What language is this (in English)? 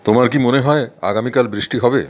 Bangla